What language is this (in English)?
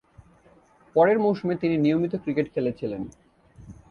Bangla